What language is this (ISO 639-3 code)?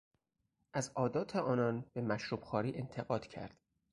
fas